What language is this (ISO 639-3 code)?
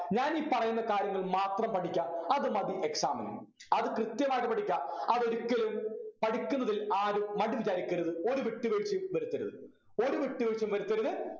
mal